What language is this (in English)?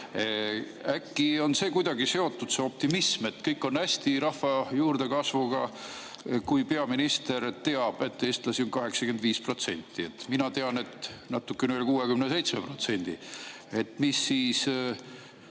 Estonian